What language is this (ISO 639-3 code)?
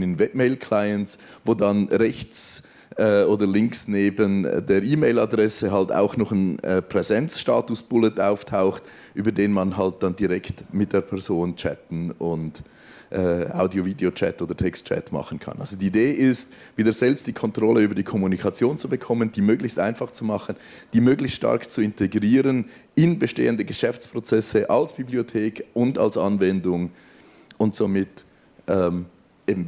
deu